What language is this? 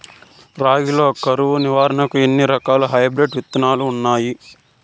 Telugu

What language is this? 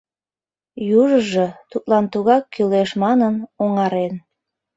Mari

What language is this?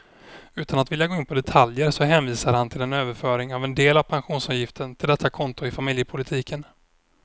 Swedish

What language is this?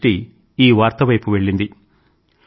Telugu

